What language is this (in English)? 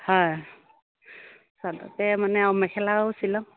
Assamese